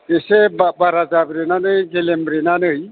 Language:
Bodo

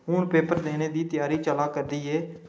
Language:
Dogri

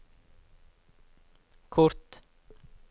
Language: Norwegian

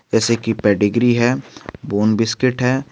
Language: Hindi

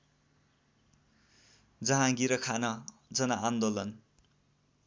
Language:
Nepali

